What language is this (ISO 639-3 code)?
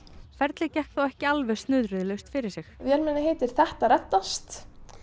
isl